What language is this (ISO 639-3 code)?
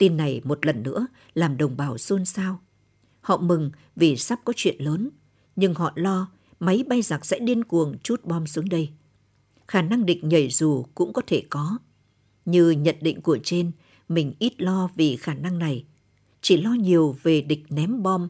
vie